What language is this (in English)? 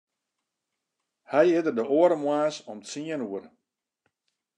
Western Frisian